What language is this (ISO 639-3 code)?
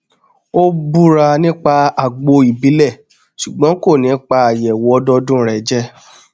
yor